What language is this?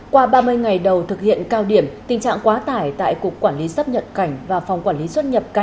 Vietnamese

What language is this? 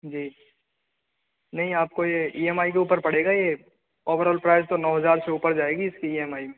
Hindi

